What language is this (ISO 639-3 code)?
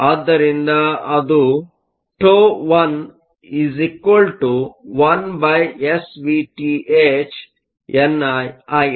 kan